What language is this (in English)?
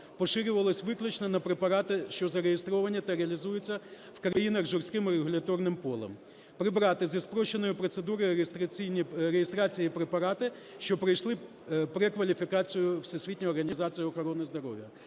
Ukrainian